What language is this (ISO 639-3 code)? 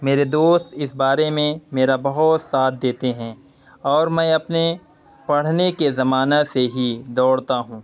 urd